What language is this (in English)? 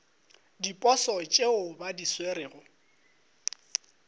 Northern Sotho